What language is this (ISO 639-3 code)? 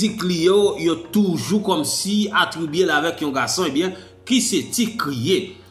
fra